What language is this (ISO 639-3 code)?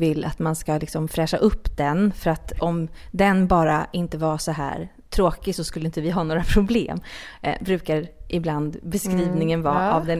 swe